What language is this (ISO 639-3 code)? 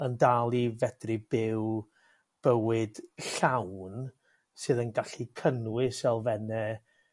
cym